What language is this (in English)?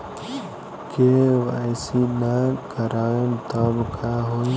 Bhojpuri